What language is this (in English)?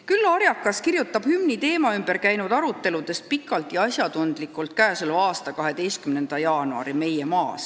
Estonian